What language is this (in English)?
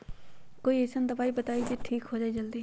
Magahi